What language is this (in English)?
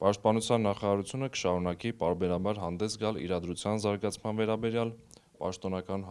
Turkish